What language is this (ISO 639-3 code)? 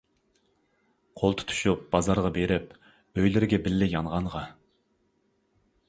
uig